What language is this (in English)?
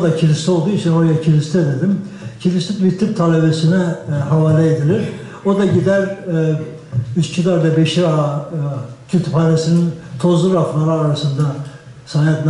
Turkish